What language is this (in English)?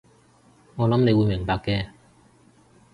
Cantonese